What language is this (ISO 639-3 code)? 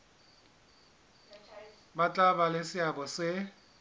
sot